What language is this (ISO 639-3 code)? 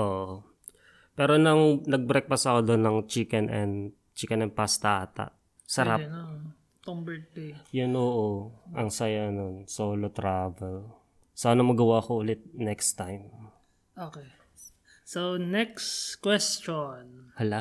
fil